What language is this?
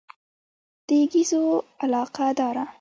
Pashto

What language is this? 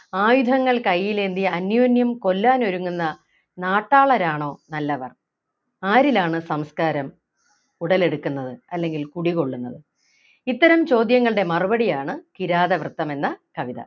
Malayalam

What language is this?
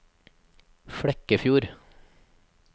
Norwegian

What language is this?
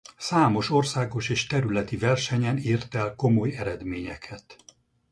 Hungarian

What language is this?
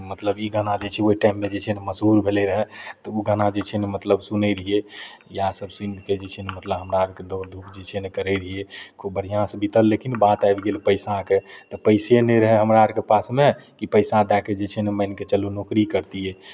Maithili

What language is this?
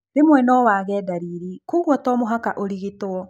Kikuyu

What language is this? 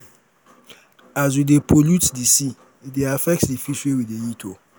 Nigerian Pidgin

